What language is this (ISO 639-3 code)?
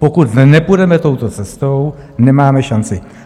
ces